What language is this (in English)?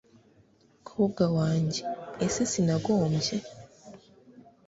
Kinyarwanda